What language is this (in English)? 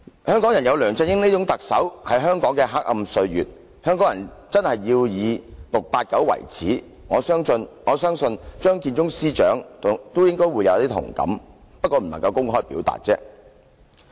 Cantonese